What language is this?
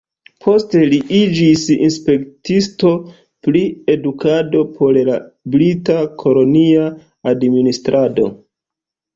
Esperanto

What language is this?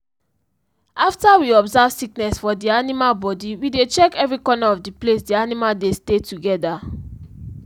Nigerian Pidgin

